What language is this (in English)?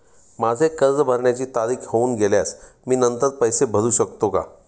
Marathi